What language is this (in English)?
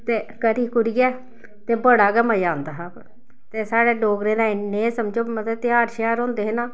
Dogri